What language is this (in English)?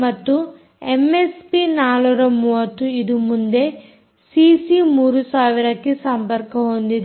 Kannada